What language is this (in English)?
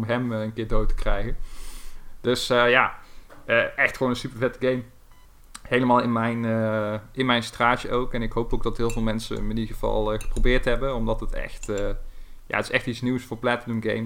Dutch